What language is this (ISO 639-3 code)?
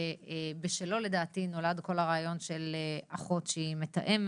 heb